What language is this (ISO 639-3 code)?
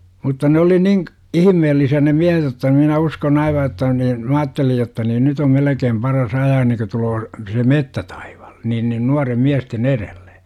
fin